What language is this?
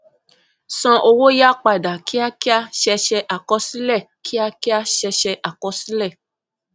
Yoruba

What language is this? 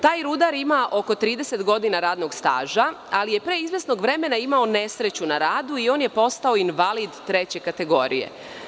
Serbian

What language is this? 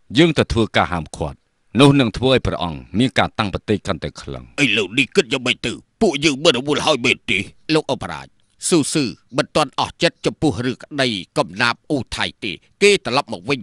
Thai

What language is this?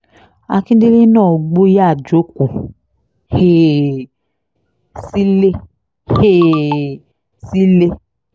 Yoruba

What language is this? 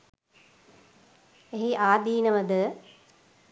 Sinhala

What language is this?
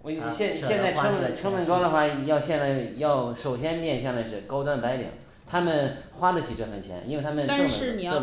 Chinese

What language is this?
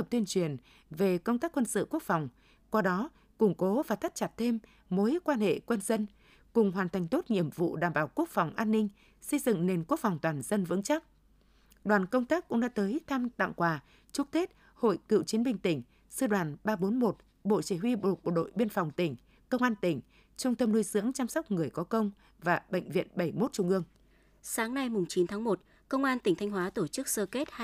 Vietnamese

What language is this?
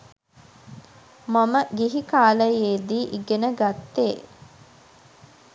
Sinhala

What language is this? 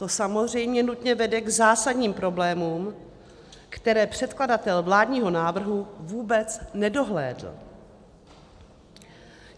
Czech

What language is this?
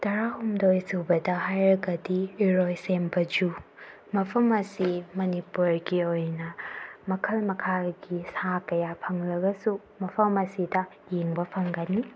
Manipuri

